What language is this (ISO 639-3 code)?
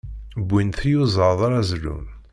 kab